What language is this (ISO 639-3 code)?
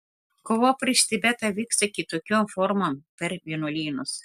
lit